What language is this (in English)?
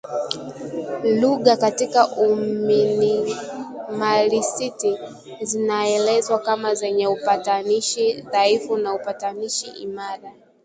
Swahili